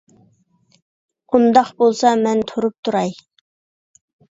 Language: Uyghur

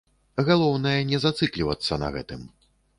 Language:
Belarusian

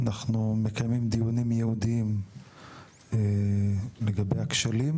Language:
Hebrew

